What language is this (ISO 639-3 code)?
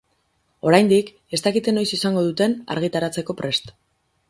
eus